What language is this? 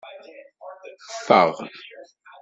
Kabyle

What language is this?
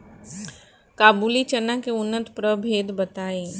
Bhojpuri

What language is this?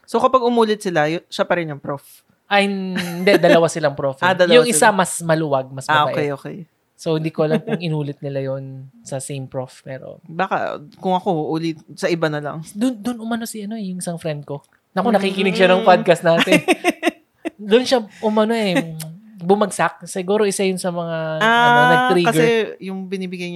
Filipino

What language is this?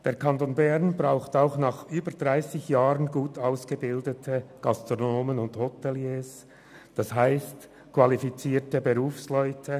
Swiss German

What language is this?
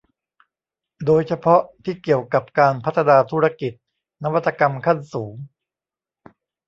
Thai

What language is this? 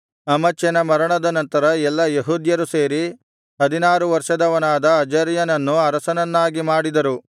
Kannada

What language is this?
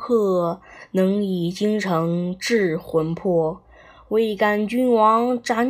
Chinese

